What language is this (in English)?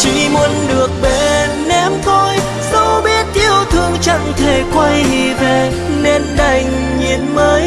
Vietnamese